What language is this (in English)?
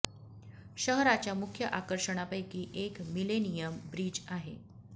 Marathi